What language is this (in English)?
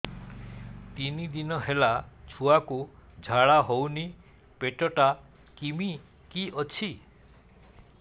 Odia